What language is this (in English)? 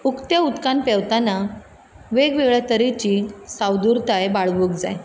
Konkani